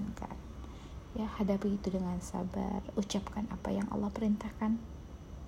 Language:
Indonesian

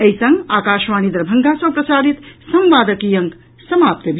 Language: Maithili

